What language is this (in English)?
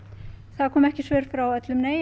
Icelandic